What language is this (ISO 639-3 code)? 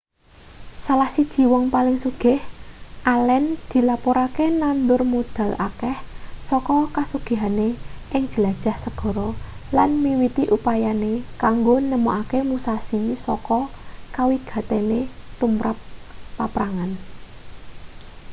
jav